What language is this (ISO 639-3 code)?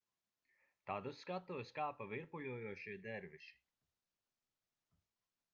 lav